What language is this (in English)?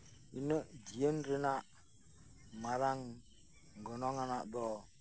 Santali